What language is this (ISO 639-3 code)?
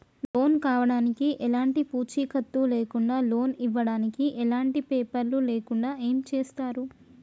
tel